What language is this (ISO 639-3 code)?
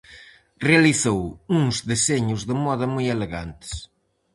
glg